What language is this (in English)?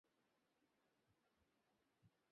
Bangla